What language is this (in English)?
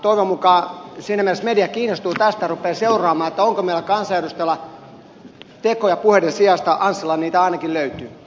Finnish